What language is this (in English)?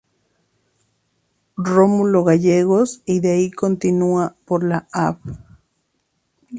Spanish